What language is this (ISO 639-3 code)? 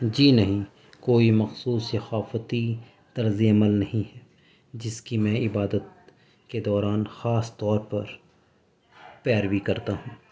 urd